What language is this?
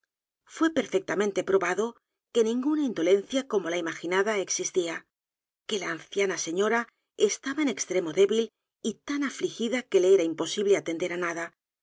Spanish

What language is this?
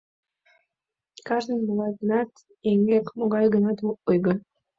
Mari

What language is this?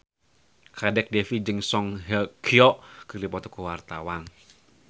Sundanese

